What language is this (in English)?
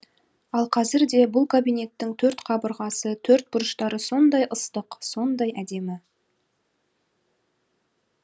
Kazakh